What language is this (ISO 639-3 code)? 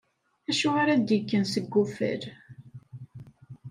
kab